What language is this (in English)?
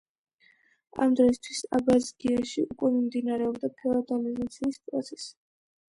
Georgian